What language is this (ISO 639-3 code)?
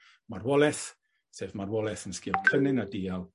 cym